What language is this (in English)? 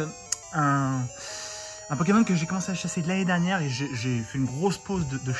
French